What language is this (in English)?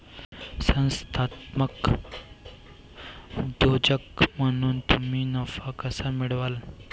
Marathi